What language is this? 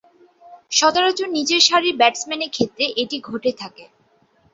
Bangla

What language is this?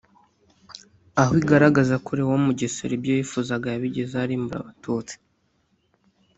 Kinyarwanda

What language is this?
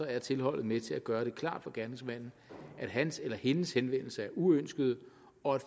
Danish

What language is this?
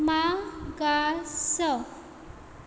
Konkani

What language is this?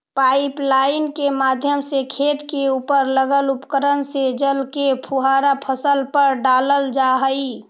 Magahi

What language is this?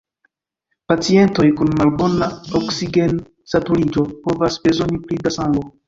Esperanto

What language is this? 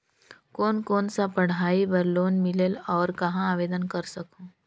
Chhattisgarhi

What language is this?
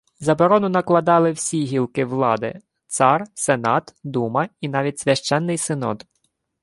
Ukrainian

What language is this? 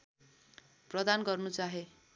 Nepali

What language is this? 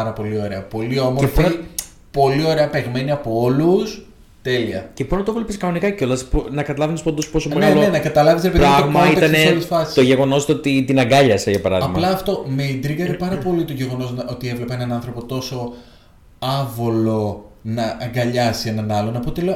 Greek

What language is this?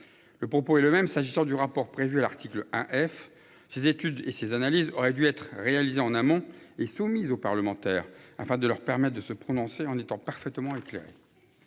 French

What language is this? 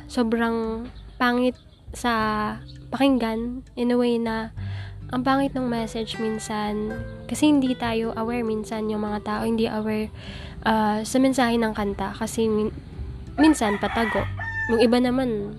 Filipino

